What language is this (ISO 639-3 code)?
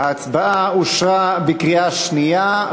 heb